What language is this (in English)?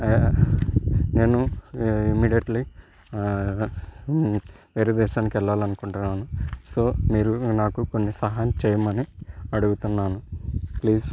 Telugu